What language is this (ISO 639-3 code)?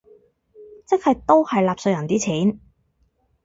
yue